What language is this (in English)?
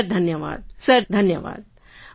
Gujarati